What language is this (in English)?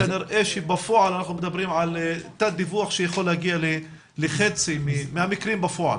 Hebrew